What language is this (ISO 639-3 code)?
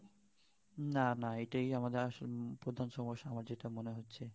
ben